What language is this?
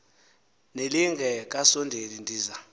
Xhosa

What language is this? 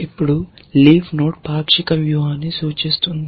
Telugu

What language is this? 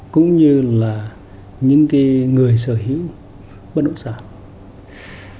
Vietnamese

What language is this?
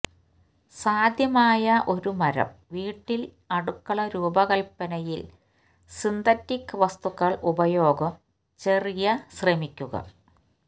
Malayalam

